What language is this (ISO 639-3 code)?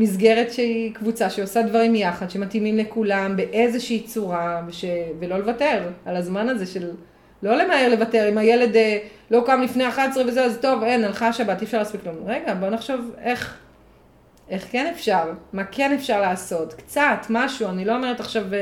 heb